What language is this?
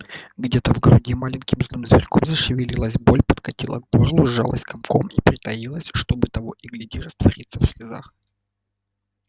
Russian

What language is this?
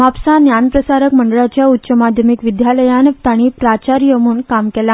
Konkani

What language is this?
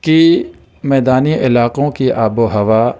Urdu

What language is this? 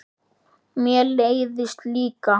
Icelandic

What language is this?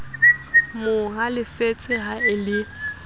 Southern Sotho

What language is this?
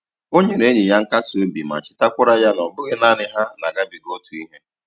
Igbo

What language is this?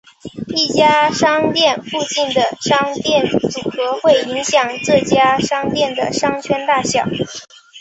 Chinese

